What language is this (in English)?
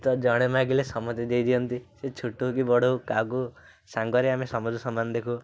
Odia